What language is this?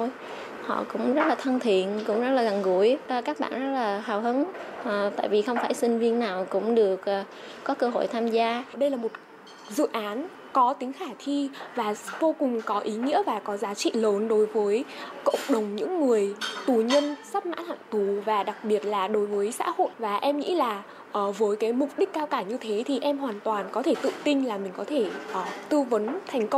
Vietnamese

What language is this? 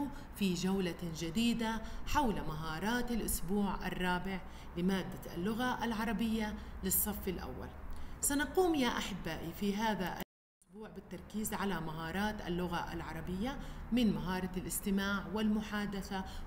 Arabic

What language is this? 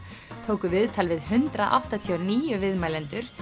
Icelandic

